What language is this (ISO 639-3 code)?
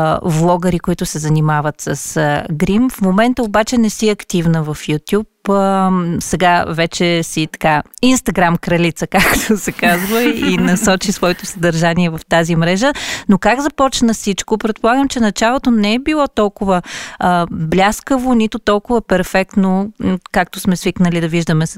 bul